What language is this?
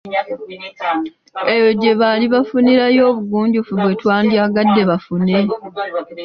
Ganda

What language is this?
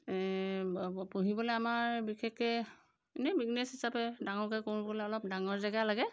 Assamese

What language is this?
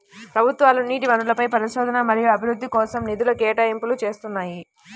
Telugu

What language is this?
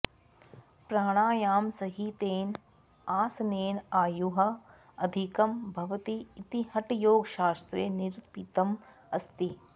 Sanskrit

